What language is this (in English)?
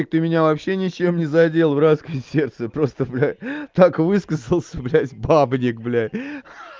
Russian